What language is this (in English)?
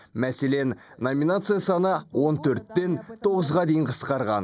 Kazakh